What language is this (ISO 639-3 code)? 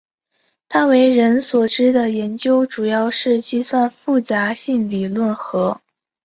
zho